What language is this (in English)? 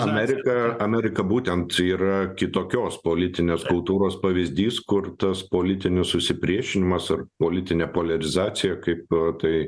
Lithuanian